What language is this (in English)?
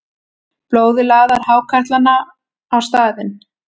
Icelandic